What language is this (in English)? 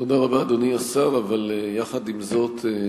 Hebrew